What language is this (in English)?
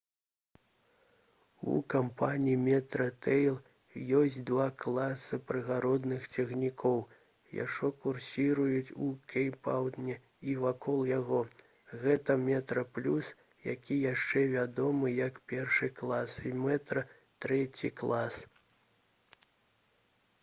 Belarusian